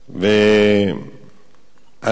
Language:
Hebrew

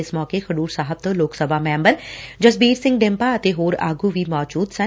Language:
Punjabi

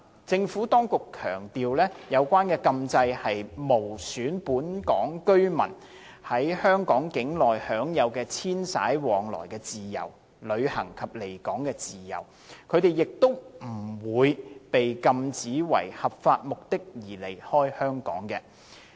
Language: Cantonese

